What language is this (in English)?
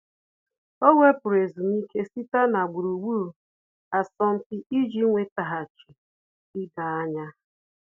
Igbo